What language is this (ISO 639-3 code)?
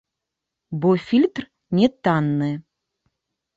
bel